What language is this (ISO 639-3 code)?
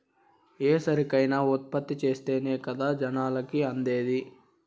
tel